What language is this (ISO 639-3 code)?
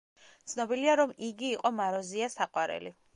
kat